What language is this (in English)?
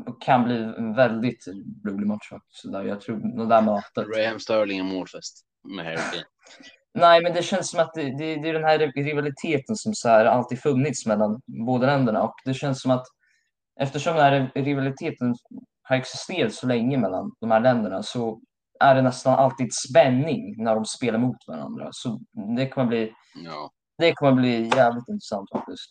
Swedish